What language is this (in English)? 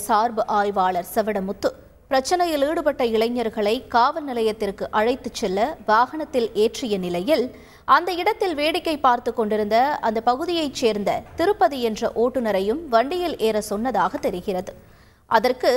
Turkish